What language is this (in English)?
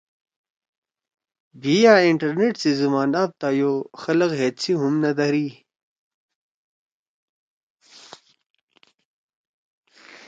Torwali